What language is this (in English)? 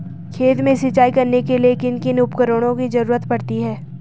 Hindi